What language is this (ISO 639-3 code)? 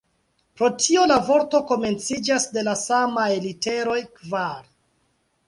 epo